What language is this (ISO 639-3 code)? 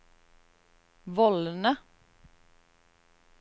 nor